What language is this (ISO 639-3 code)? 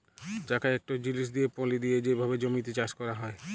ben